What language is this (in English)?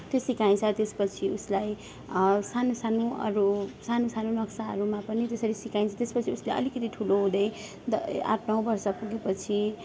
Nepali